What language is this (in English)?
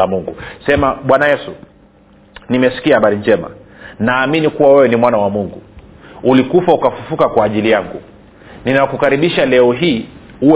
Swahili